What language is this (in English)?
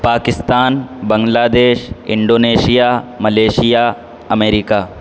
Urdu